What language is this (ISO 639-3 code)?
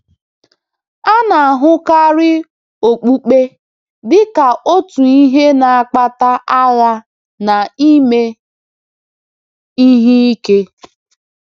ibo